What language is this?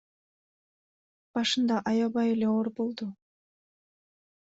Kyrgyz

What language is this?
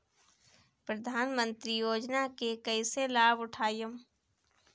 Bhojpuri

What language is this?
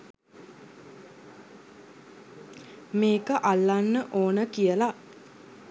Sinhala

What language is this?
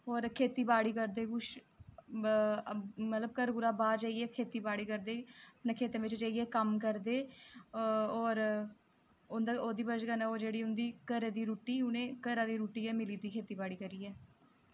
Dogri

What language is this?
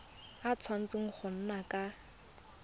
Tswana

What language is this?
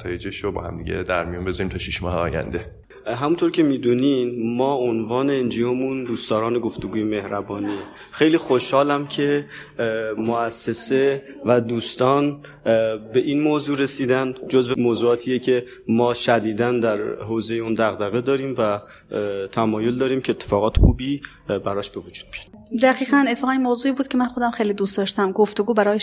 Persian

